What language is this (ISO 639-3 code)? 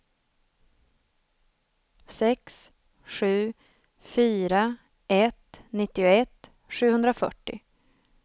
swe